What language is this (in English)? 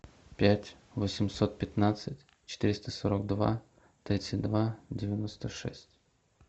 Russian